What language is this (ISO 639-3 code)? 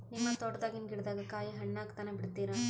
kan